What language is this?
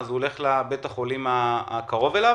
Hebrew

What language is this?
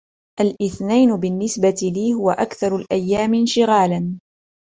Arabic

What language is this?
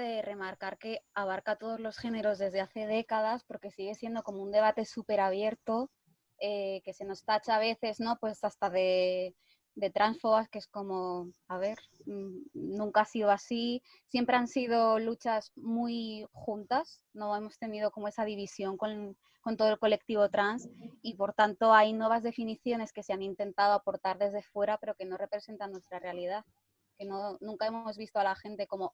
Spanish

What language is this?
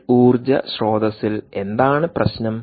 Malayalam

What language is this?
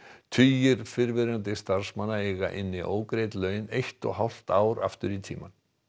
Icelandic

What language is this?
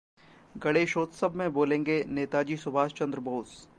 Hindi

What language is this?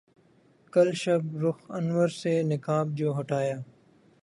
Urdu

